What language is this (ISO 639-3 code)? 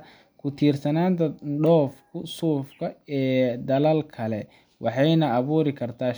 som